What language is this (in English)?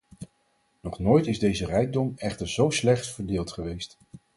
Dutch